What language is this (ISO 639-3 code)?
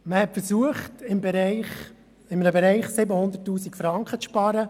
gsw